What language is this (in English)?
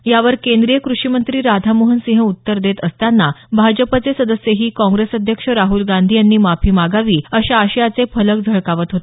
Marathi